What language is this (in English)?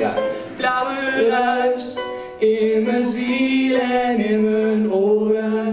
Dutch